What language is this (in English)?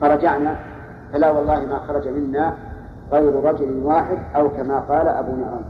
Arabic